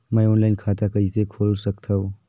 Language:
Chhattisgarhi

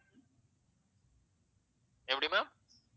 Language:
Tamil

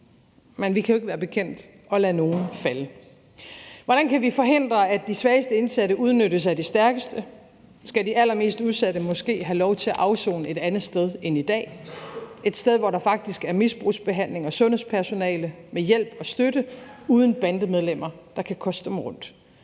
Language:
Danish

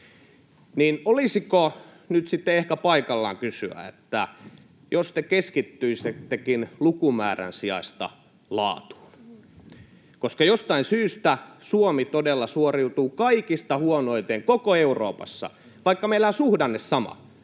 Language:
Finnish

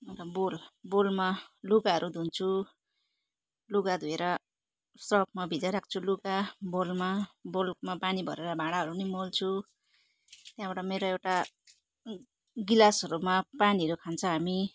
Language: Nepali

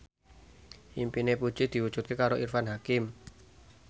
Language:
Javanese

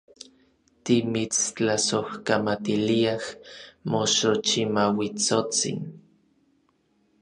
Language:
Orizaba Nahuatl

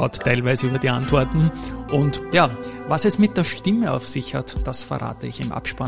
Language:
German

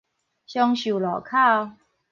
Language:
Min Nan Chinese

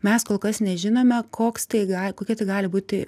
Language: Lithuanian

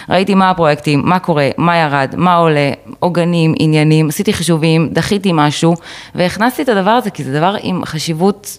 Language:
Hebrew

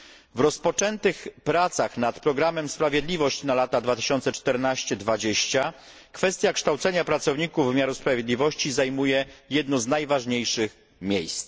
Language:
Polish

